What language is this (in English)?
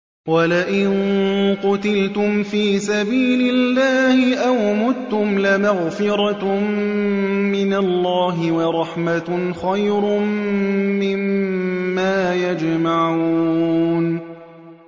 Arabic